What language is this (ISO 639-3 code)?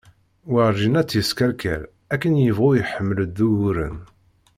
kab